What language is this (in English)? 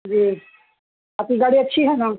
Urdu